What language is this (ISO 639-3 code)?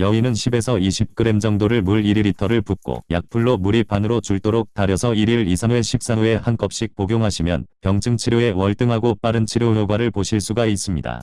kor